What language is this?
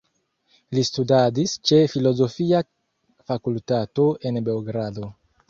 Esperanto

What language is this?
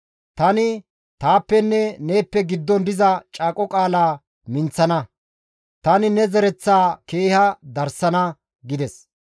Gamo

